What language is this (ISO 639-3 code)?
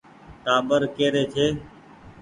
gig